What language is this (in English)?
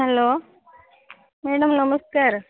Odia